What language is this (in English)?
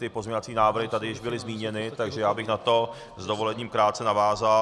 Czech